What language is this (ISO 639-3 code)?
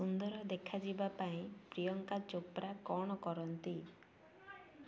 ori